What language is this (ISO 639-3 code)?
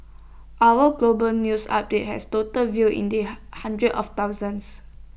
eng